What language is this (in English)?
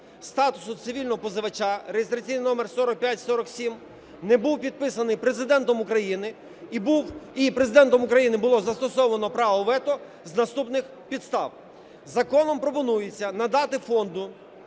Ukrainian